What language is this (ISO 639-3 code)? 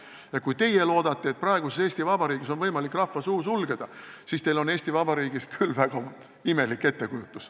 est